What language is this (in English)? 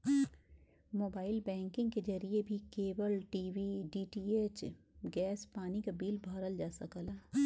Bhojpuri